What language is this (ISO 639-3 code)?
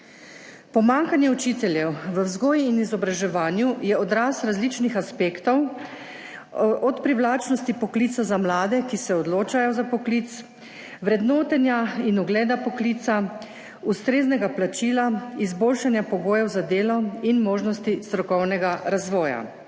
slv